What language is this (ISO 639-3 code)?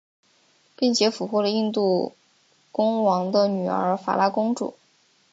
zho